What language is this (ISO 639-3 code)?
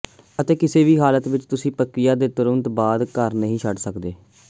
pan